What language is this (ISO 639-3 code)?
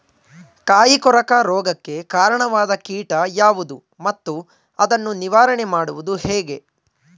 kan